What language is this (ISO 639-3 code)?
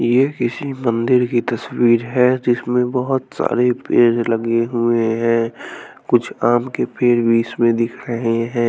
hin